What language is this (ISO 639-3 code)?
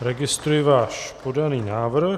ces